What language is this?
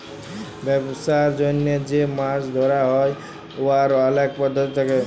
Bangla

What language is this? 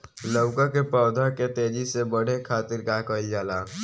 Bhojpuri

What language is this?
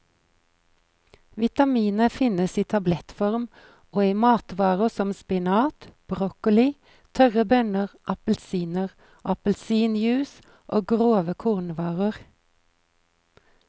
Norwegian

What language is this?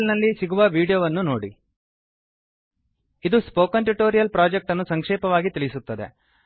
Kannada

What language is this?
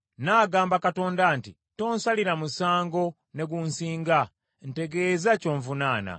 Ganda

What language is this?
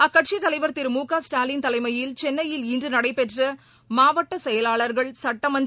Tamil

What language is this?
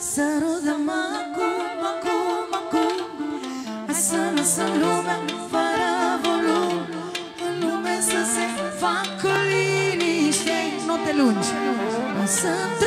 Romanian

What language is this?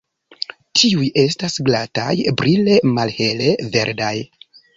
Esperanto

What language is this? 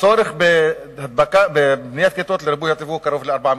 Hebrew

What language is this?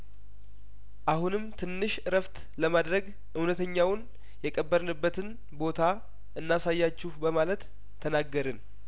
Amharic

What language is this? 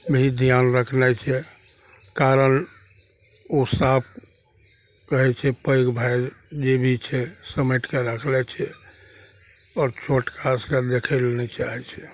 Maithili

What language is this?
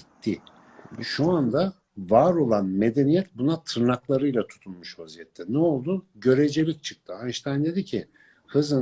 Turkish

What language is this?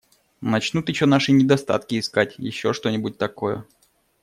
Russian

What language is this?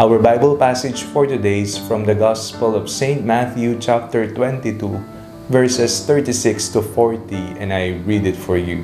Filipino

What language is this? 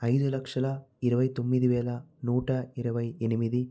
Telugu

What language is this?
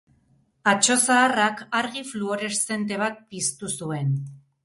Basque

